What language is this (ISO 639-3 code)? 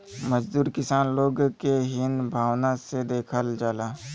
bho